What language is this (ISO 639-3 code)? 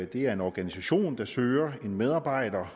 dan